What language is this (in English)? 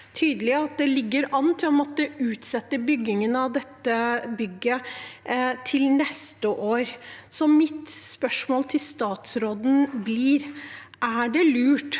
Norwegian